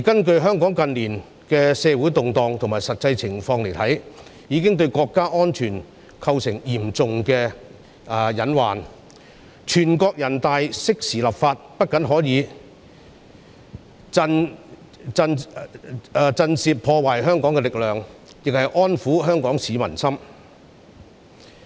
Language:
Cantonese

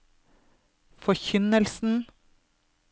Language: Norwegian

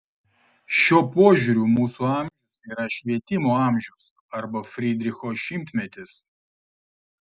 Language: Lithuanian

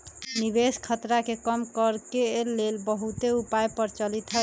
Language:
Magahi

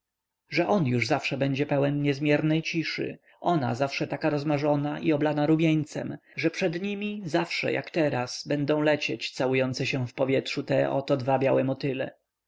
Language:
Polish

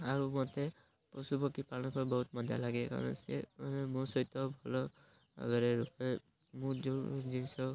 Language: Odia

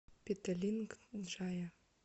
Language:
Russian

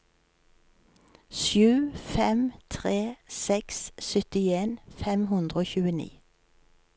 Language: Norwegian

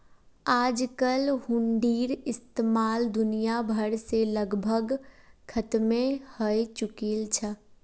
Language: Magahi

